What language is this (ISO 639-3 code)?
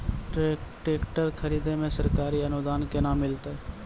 mai